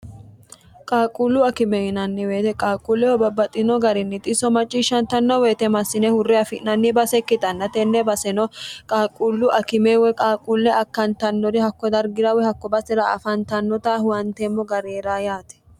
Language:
Sidamo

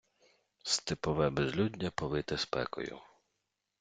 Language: Ukrainian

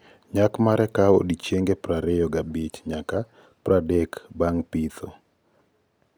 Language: Luo (Kenya and Tanzania)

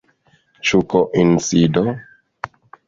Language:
Esperanto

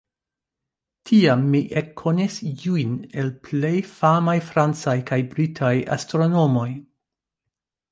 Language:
Esperanto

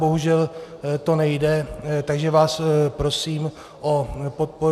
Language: Czech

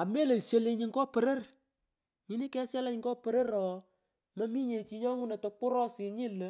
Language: Pökoot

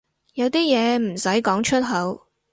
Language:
Cantonese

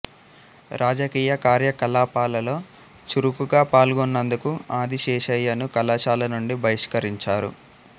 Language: Telugu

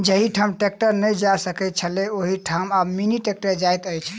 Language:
Maithili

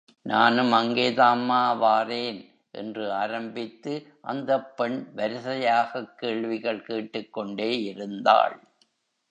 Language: Tamil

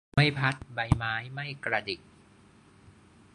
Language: Thai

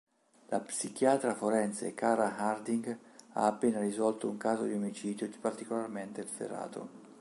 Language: Italian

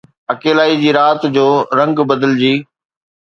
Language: Sindhi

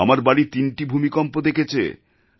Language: Bangla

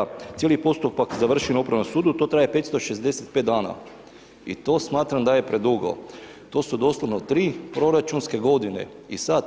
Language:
Croatian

